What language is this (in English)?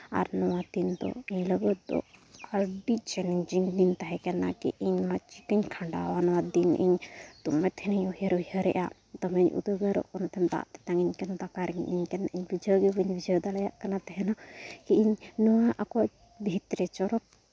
Santali